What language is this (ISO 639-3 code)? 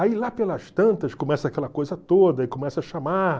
por